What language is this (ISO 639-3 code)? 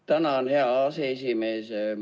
est